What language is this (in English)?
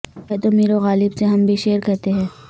Urdu